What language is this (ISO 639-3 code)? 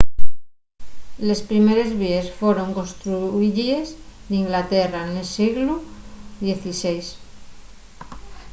ast